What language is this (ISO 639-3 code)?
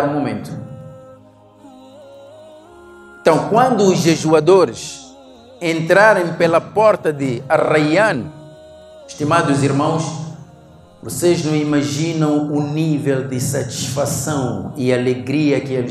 por